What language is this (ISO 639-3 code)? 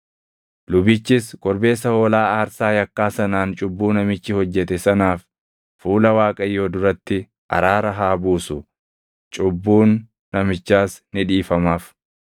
orm